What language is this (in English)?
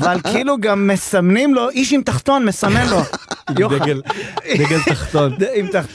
Hebrew